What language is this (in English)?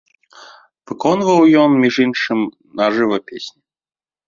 Belarusian